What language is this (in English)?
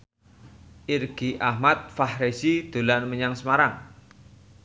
Javanese